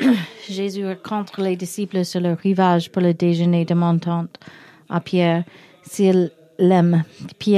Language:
French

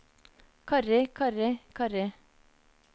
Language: Norwegian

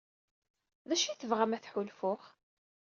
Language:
Kabyle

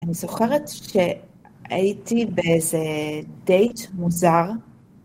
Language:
Hebrew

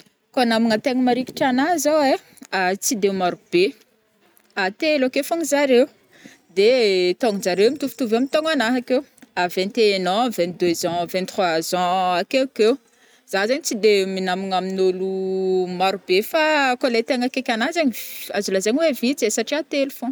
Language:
Northern Betsimisaraka Malagasy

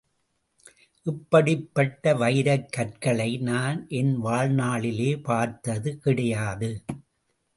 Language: Tamil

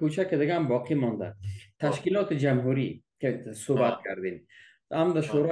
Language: Persian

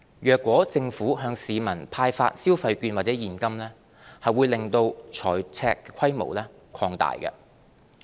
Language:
Cantonese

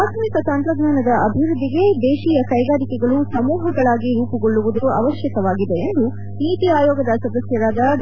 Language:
Kannada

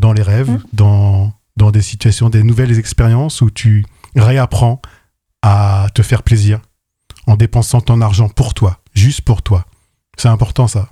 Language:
French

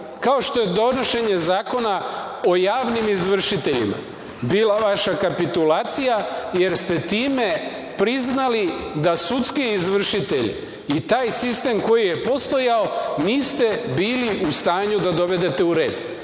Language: Serbian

